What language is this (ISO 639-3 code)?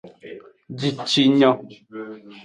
ajg